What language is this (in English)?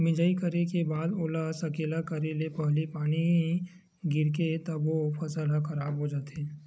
Chhattisgarhi